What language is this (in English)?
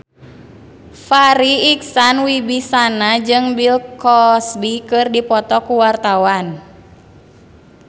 Sundanese